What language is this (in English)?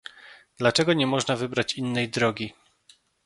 Polish